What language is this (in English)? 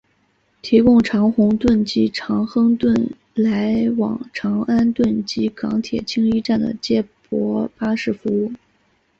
Chinese